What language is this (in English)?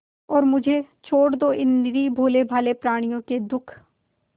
Hindi